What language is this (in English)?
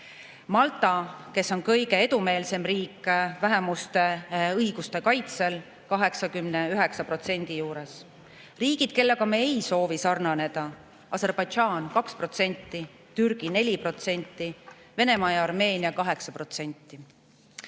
Estonian